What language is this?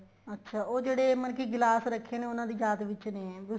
Punjabi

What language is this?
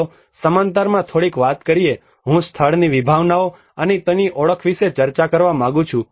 Gujarati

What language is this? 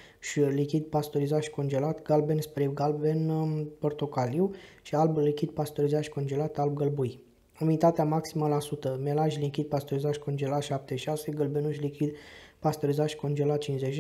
Romanian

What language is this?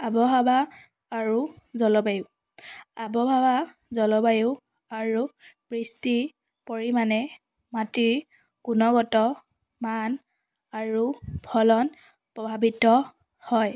Assamese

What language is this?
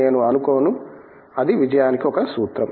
Telugu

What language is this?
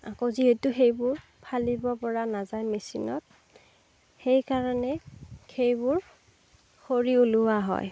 Assamese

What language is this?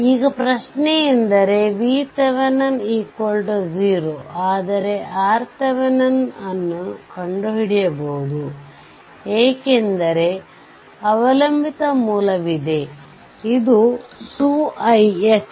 Kannada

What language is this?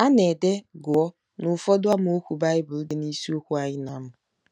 Igbo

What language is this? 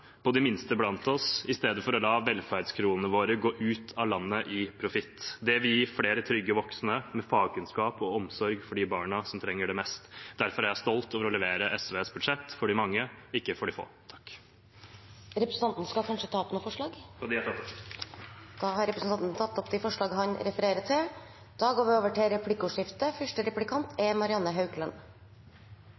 Norwegian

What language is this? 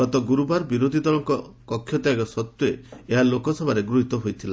Odia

